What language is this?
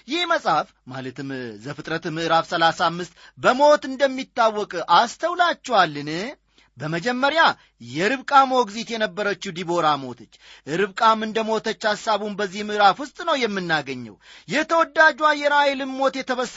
Amharic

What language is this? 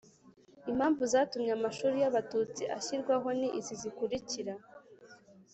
Kinyarwanda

